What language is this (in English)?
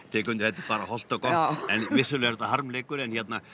Icelandic